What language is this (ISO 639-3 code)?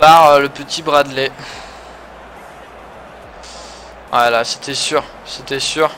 fra